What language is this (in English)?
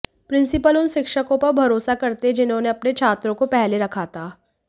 Hindi